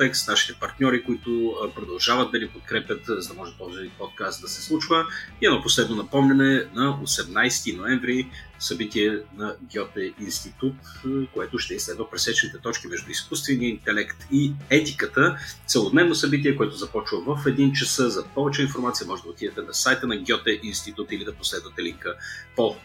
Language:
Bulgarian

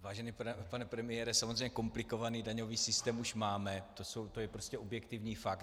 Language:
Czech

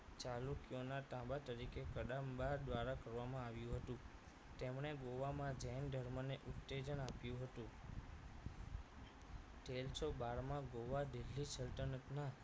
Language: Gujarati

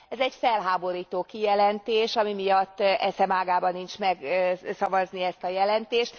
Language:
Hungarian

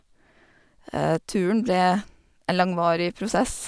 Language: Norwegian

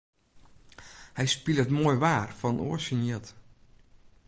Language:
Western Frisian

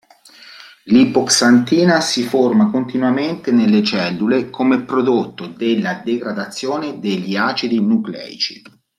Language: Italian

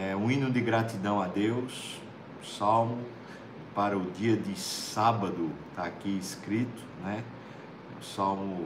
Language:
Portuguese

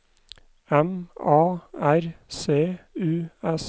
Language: Norwegian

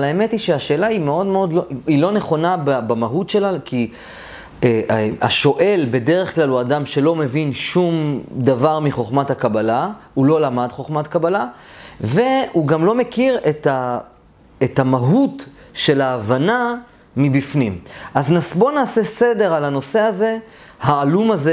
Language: Hebrew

